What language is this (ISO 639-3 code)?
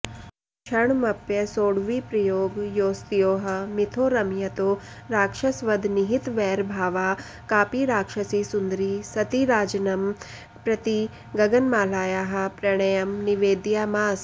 san